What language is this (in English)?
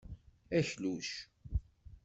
Kabyle